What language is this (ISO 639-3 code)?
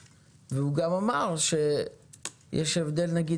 heb